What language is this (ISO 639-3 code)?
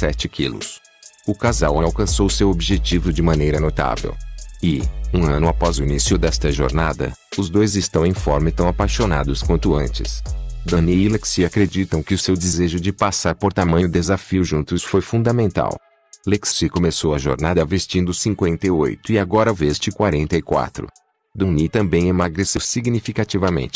por